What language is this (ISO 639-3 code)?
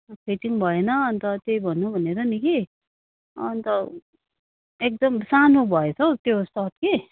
nep